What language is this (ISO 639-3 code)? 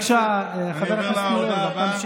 heb